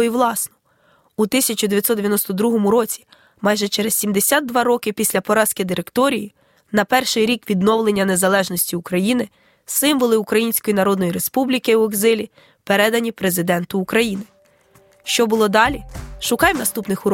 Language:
Ukrainian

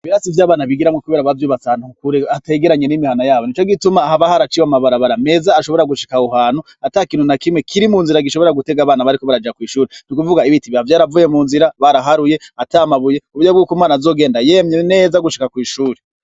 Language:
Rundi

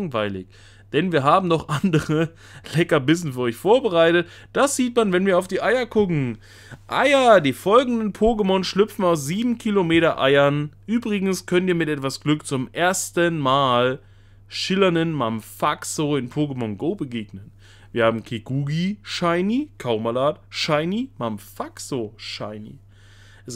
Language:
German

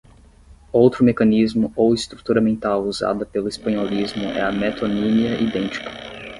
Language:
Portuguese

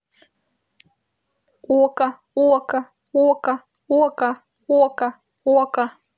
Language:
Russian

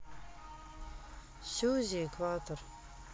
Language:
Russian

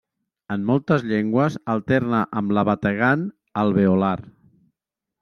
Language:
Catalan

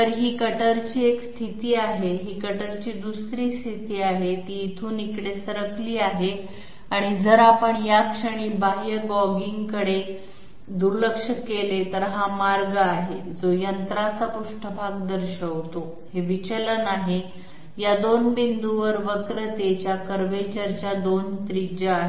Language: Marathi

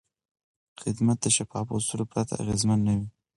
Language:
Pashto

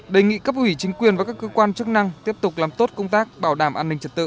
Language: Vietnamese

